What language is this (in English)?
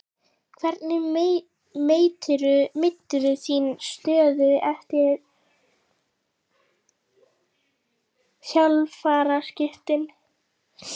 Icelandic